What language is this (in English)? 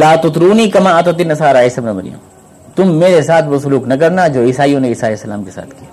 Urdu